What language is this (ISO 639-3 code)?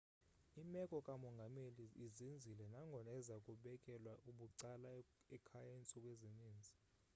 xho